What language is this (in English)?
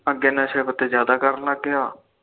Punjabi